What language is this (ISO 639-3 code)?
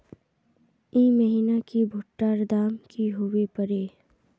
mag